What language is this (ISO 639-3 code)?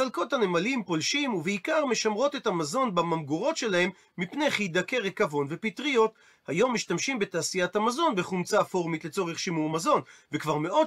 heb